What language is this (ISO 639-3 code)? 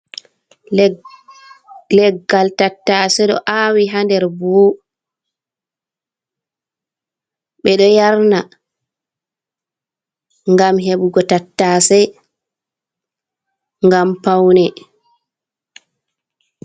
ful